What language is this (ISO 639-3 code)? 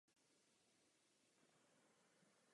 ces